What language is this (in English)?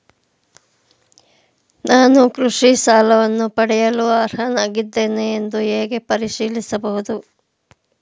Kannada